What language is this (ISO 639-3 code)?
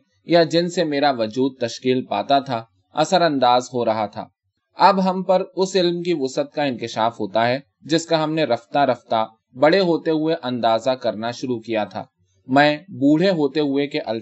urd